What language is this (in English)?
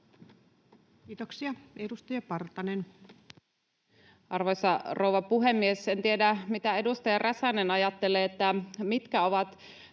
Finnish